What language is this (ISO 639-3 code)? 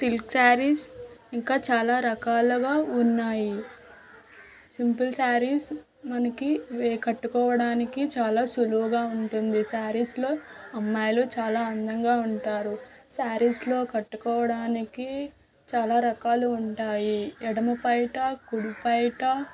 tel